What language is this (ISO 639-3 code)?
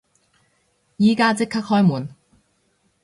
yue